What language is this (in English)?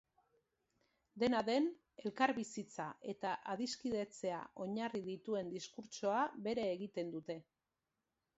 Basque